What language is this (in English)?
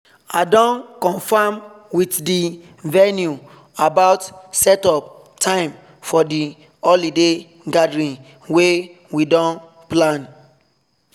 Nigerian Pidgin